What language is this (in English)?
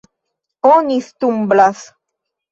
Esperanto